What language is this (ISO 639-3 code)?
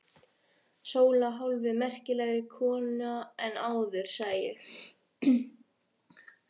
isl